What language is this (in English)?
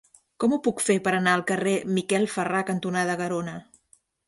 Catalan